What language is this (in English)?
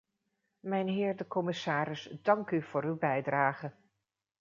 Dutch